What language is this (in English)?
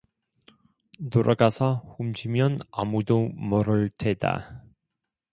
Korean